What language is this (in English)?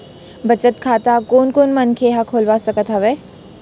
Chhattisgarhi